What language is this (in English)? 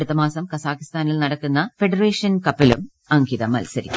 Malayalam